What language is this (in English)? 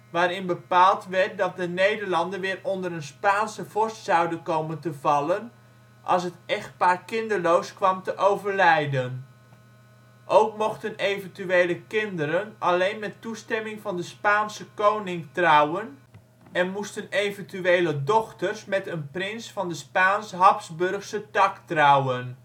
Dutch